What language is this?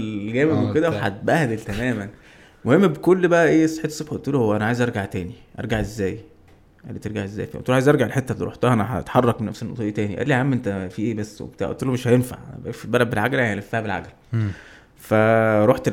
Arabic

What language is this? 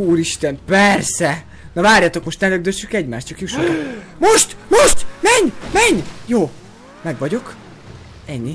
Hungarian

